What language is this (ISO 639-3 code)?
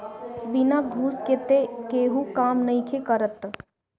bho